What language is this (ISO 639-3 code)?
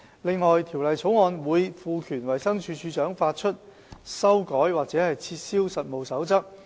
yue